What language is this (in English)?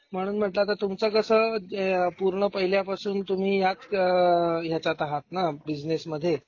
Marathi